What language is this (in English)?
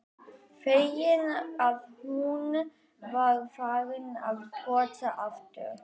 Icelandic